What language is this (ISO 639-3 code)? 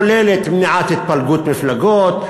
heb